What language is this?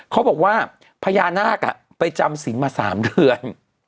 Thai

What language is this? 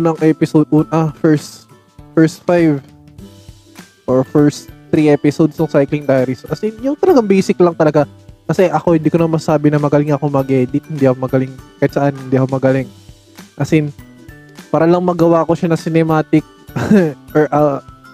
Filipino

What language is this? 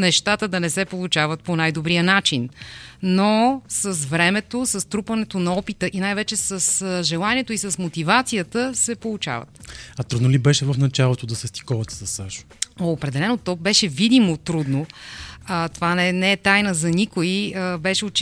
Bulgarian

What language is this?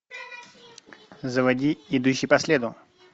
Russian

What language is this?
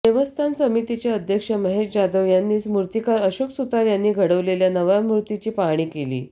Marathi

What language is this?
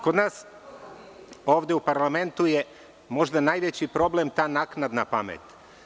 Serbian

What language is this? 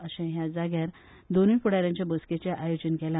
Konkani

